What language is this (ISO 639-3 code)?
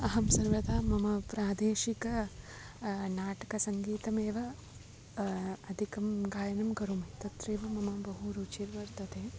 san